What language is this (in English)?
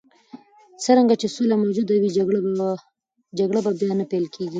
Pashto